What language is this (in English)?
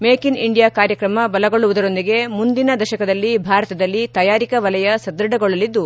Kannada